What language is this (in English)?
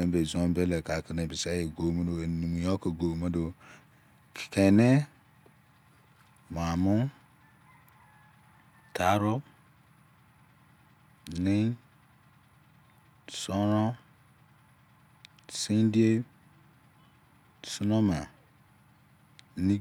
Izon